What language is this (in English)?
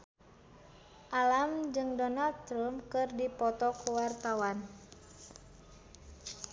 Sundanese